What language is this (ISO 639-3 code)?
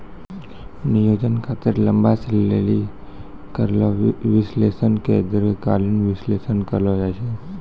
mai